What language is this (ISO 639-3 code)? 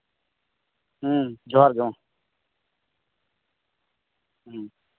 sat